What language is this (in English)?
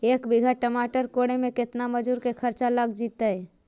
Magahi